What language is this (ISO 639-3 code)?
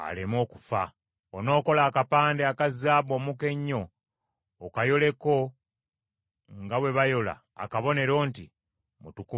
lug